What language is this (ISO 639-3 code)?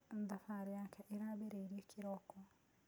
kik